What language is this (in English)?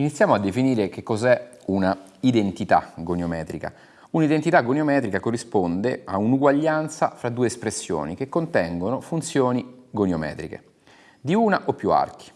Italian